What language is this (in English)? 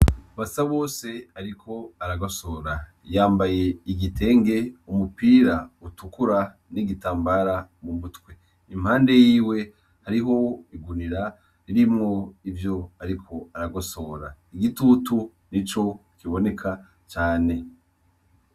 Rundi